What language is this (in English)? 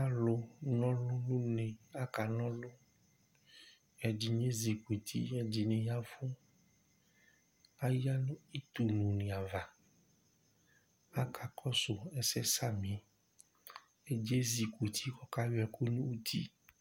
Ikposo